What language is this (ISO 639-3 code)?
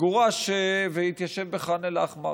heb